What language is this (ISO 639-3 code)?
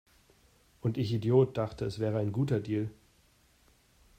deu